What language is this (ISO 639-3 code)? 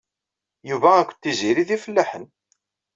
kab